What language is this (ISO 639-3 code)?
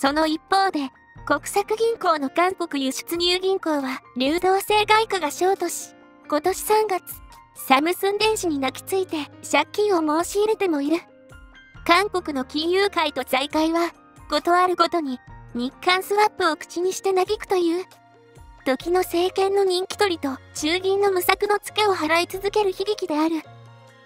jpn